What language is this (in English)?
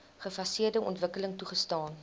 Afrikaans